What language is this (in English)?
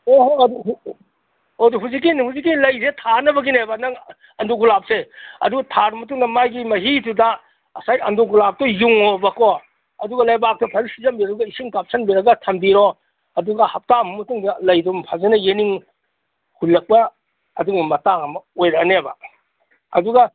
Manipuri